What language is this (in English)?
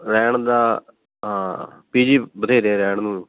Punjabi